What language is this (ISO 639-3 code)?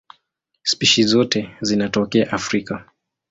swa